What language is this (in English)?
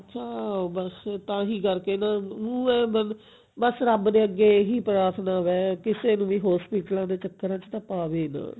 Punjabi